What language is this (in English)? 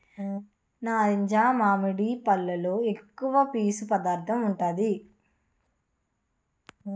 Telugu